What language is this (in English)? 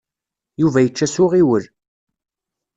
Kabyle